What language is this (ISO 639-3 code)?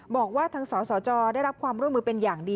tha